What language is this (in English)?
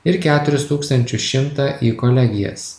Lithuanian